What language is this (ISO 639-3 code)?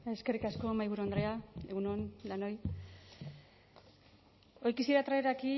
eus